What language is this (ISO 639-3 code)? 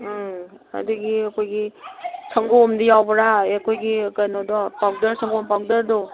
mni